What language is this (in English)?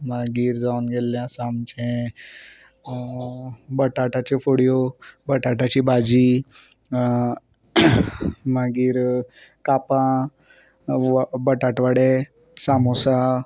Konkani